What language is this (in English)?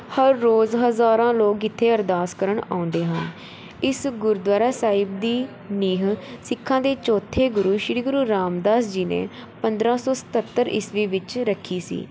Punjabi